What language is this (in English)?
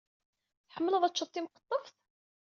Kabyle